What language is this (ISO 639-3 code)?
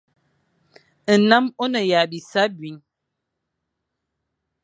fan